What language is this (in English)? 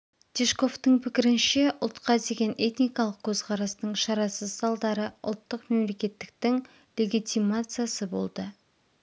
Kazakh